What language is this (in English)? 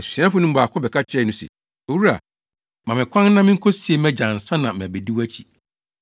Akan